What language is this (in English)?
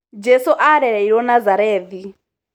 Kikuyu